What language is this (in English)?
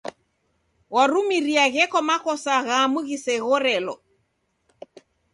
Taita